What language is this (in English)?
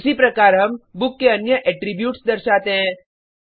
Hindi